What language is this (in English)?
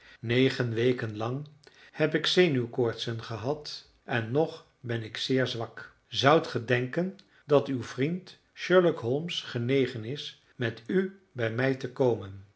Dutch